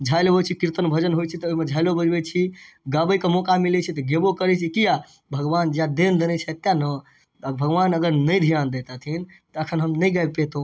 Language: Maithili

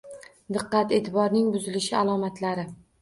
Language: Uzbek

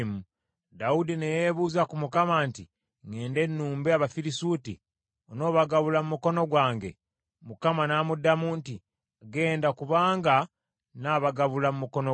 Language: Ganda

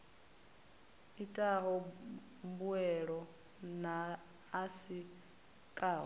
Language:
Venda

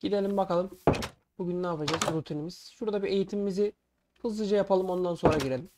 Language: Turkish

